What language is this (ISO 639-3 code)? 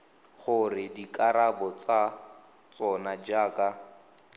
tsn